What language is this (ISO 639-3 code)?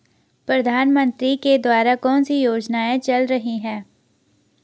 hin